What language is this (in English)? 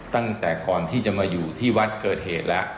Thai